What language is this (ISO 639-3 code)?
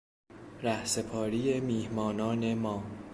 fas